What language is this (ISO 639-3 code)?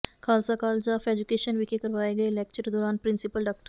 pan